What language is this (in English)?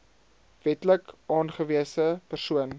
Afrikaans